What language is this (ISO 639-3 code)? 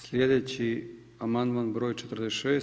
hrv